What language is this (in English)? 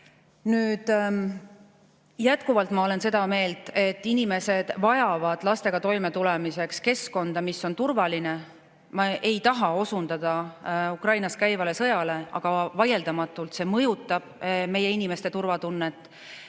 Estonian